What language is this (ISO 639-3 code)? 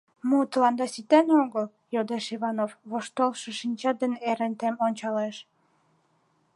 chm